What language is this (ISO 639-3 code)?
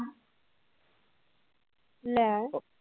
pan